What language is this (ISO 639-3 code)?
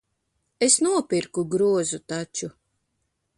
lav